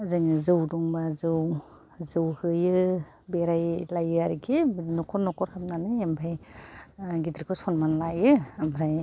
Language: Bodo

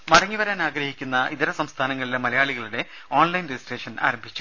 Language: Malayalam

